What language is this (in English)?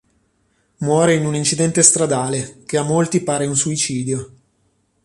Italian